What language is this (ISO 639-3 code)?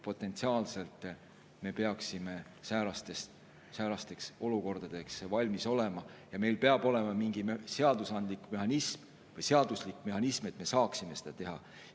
est